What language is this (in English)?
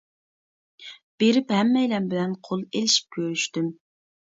Uyghur